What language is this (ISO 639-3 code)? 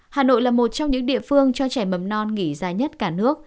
vie